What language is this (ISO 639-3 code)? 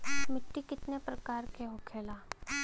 bho